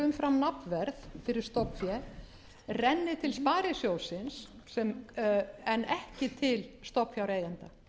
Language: Icelandic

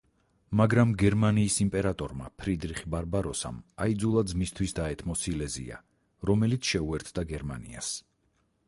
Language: Georgian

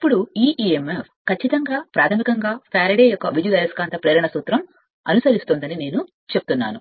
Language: Telugu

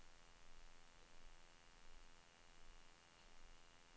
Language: Swedish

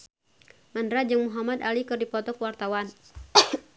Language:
Sundanese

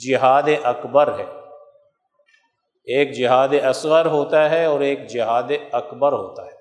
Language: Urdu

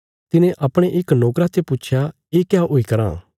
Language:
Bilaspuri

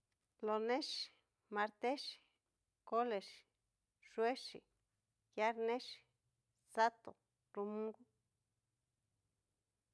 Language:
Cacaloxtepec Mixtec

